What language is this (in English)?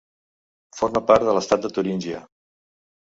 Catalan